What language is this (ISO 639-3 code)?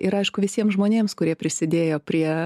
lit